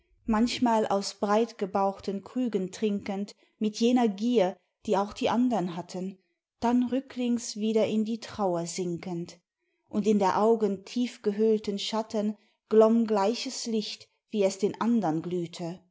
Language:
German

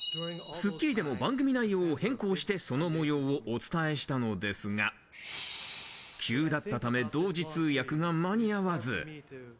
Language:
Japanese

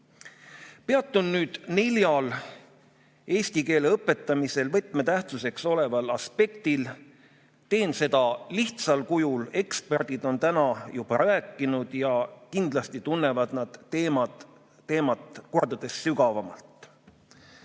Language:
Estonian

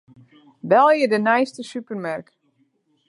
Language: Western Frisian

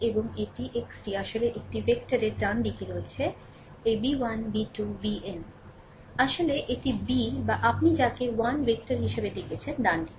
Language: Bangla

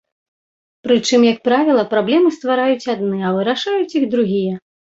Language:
Belarusian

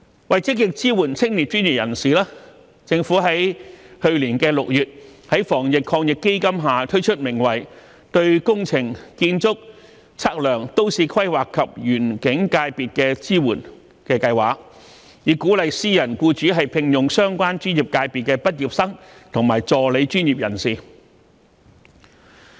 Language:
Cantonese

